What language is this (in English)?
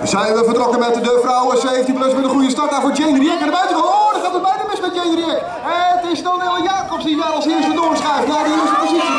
Dutch